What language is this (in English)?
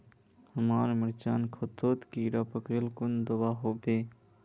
Magahi